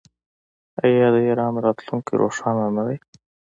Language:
Pashto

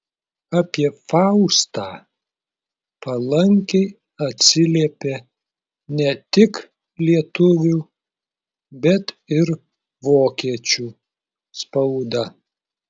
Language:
Lithuanian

